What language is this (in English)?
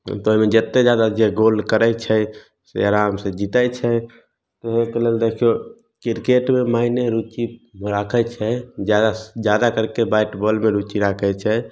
Maithili